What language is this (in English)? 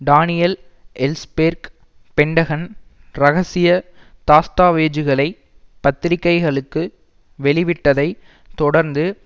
Tamil